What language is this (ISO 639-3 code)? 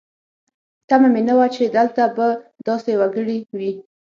pus